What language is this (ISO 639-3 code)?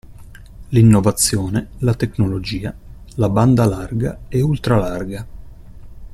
ita